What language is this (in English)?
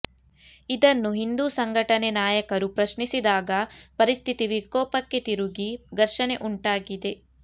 Kannada